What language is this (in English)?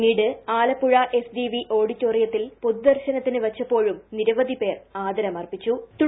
Malayalam